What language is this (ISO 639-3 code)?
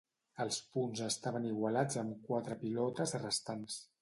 cat